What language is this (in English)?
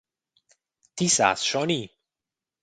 Romansh